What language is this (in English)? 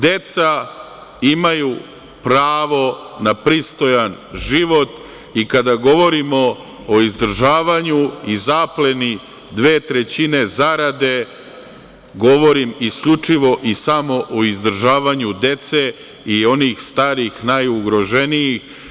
Serbian